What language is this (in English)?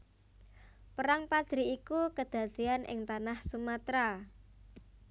Javanese